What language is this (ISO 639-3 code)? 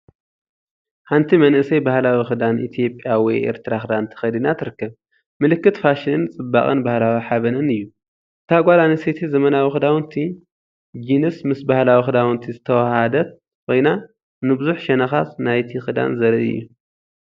tir